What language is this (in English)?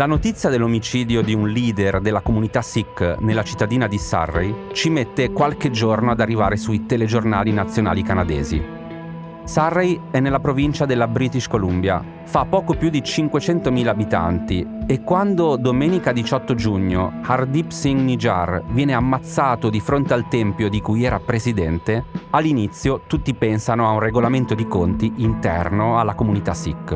Italian